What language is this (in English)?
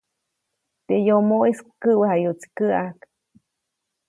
Copainalá Zoque